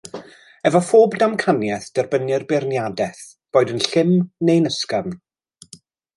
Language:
Welsh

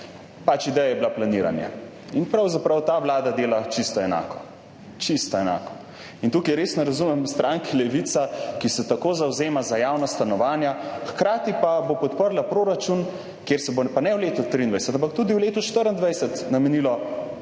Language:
Slovenian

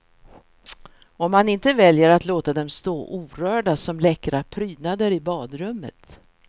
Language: Swedish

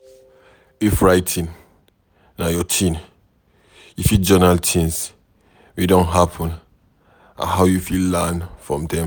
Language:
Nigerian Pidgin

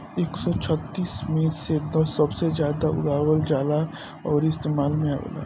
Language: Bhojpuri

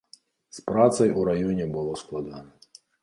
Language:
Belarusian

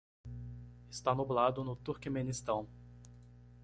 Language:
Portuguese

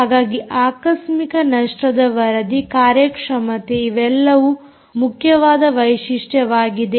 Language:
Kannada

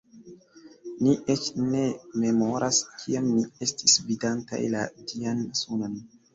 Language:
Esperanto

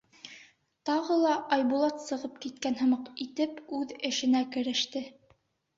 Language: Bashkir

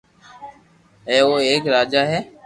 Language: Loarki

